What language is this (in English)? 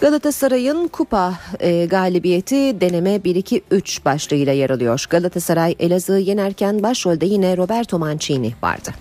Turkish